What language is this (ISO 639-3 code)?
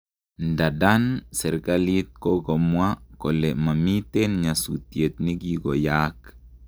kln